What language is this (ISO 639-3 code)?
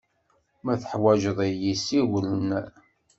kab